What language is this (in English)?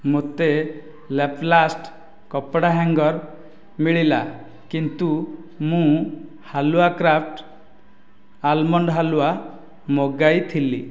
Odia